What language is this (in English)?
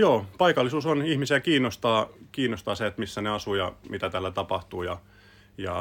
Finnish